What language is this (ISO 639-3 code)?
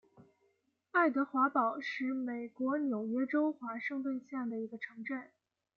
zho